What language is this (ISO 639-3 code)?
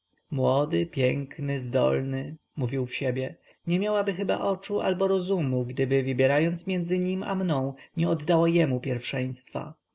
pol